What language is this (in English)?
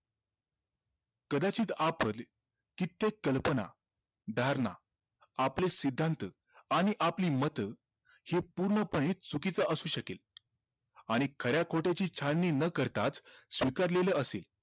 Marathi